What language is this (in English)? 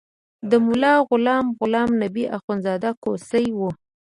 Pashto